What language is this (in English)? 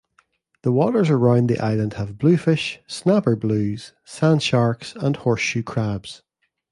English